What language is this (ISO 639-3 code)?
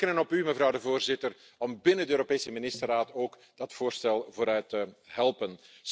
nld